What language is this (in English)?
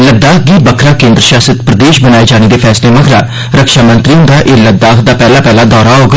Dogri